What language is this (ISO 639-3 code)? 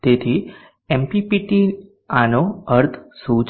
guj